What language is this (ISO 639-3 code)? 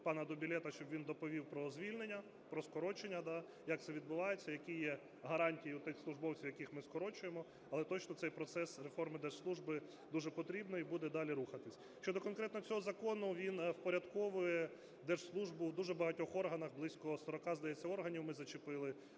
ukr